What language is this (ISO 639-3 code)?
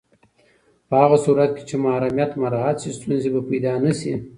pus